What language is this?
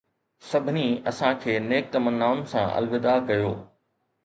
Sindhi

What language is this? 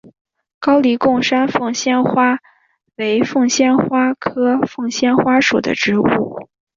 Chinese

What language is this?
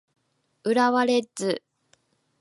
Japanese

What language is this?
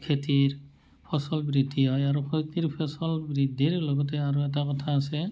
Assamese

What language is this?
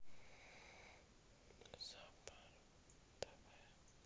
Russian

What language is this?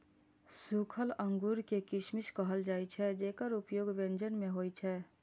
Maithili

